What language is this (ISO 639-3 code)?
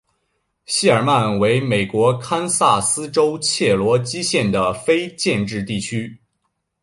zho